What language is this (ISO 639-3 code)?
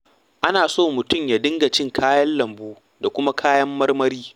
hau